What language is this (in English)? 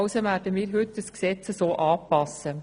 Swiss German